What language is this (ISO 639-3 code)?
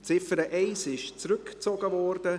gsw